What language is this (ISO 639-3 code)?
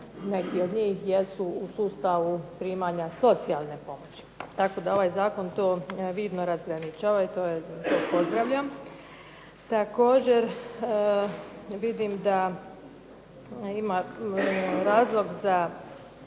hrv